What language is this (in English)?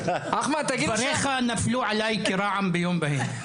Hebrew